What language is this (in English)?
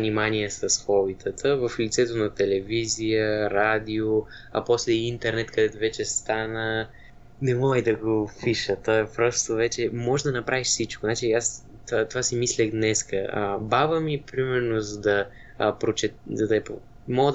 Bulgarian